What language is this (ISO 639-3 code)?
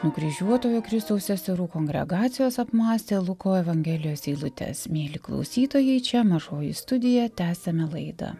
lit